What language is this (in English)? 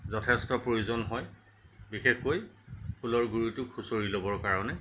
Assamese